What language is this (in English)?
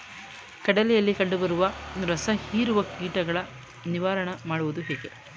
Kannada